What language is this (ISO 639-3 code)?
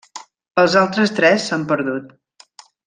cat